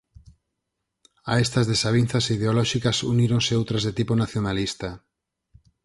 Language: Galician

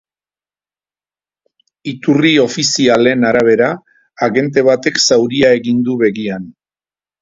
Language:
Basque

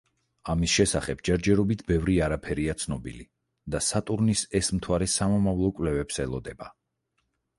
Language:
Georgian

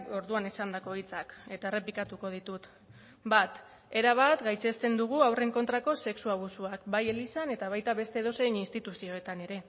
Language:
Basque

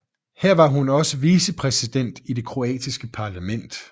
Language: Danish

